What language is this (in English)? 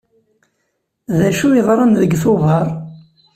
Kabyle